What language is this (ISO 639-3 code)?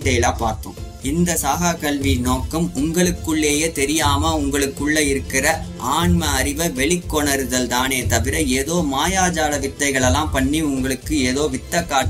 tam